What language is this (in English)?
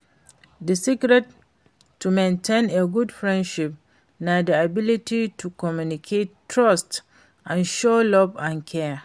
Nigerian Pidgin